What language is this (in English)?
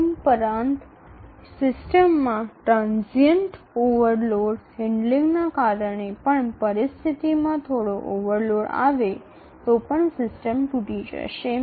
Gujarati